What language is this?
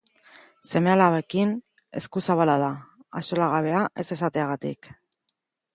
Basque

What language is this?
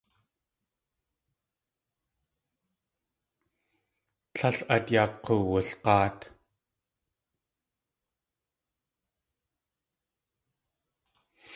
Tlingit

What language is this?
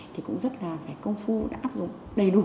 Vietnamese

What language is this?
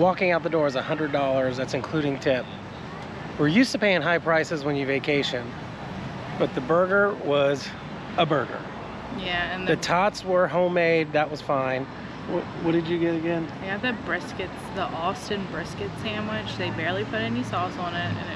English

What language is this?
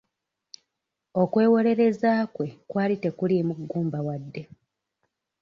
Ganda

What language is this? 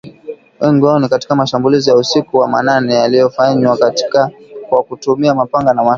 Swahili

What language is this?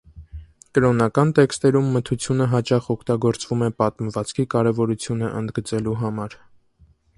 Armenian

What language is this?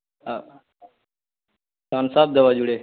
Odia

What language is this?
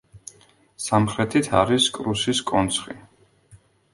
Georgian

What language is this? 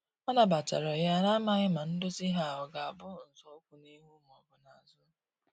Igbo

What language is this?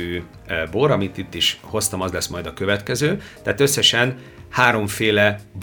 Hungarian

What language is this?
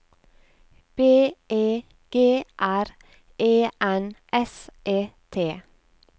Norwegian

